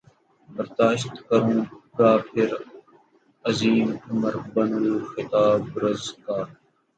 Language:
Urdu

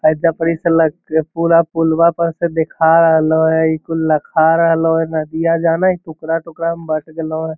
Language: Magahi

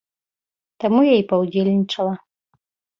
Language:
Belarusian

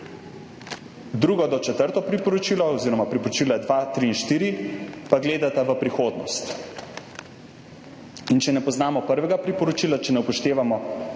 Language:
Slovenian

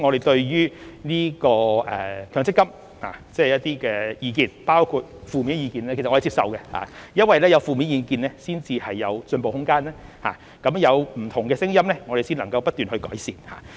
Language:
Cantonese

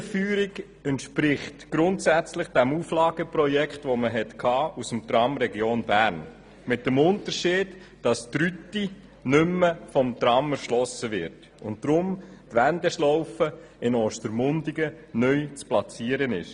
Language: Swiss German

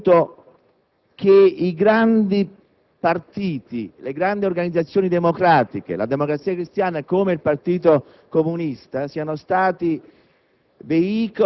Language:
Italian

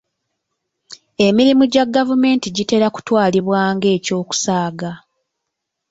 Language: Ganda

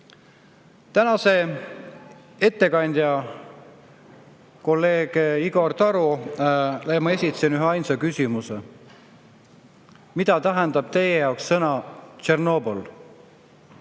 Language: Estonian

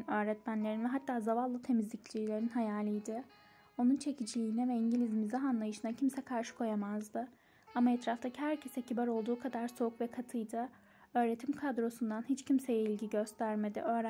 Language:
Turkish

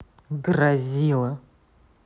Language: Russian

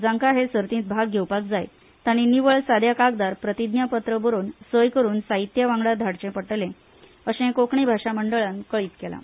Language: Konkani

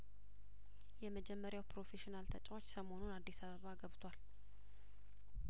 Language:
Amharic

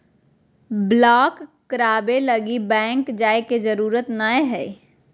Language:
Magahi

